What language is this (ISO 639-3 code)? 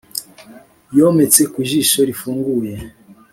kin